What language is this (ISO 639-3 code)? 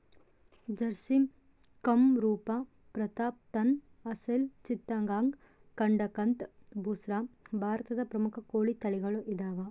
kan